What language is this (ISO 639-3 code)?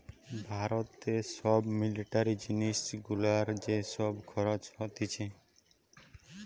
ben